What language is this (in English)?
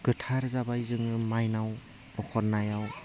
Bodo